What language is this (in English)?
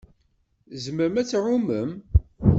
Kabyle